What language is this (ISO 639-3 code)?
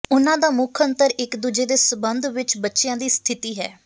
pan